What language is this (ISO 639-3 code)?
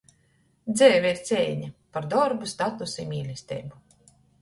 ltg